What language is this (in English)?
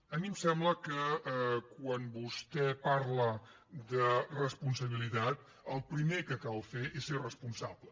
Catalan